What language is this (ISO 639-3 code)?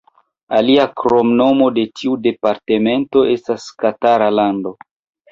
epo